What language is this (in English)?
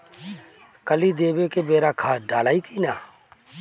Bhojpuri